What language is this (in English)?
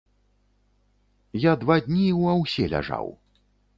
Belarusian